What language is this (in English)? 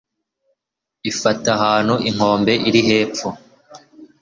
Kinyarwanda